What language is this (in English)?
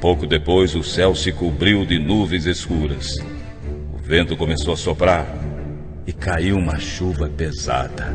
Portuguese